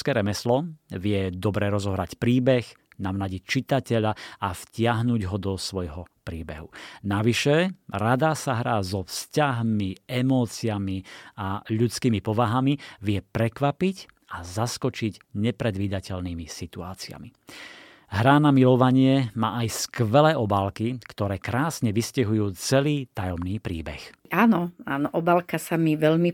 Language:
Slovak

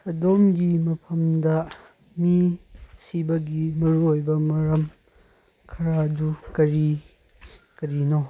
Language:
Manipuri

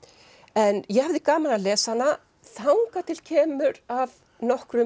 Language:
Icelandic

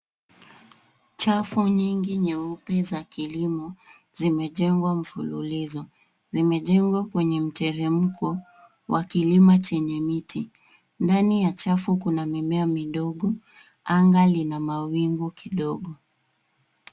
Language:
Swahili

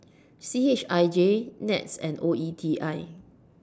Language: English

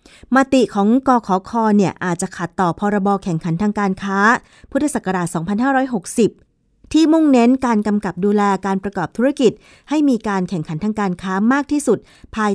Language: Thai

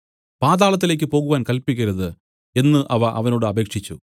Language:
Malayalam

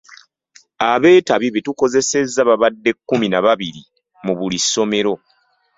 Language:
Ganda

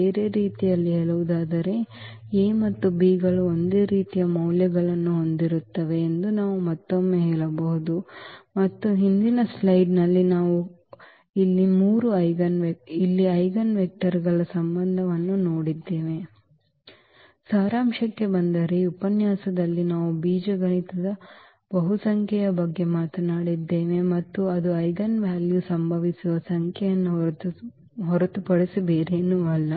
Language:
Kannada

